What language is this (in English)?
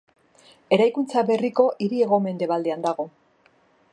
Basque